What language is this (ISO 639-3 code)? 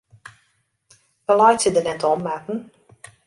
fry